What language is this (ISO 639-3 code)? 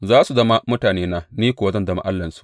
hau